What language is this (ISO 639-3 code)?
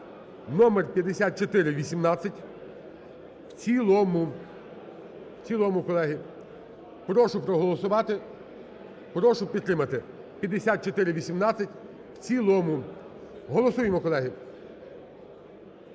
ukr